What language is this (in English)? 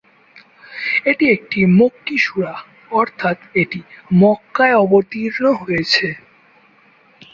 Bangla